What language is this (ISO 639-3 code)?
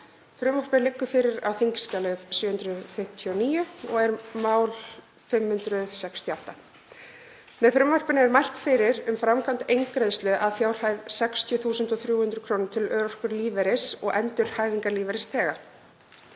isl